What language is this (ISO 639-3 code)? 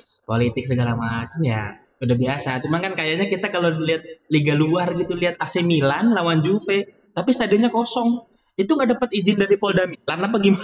ind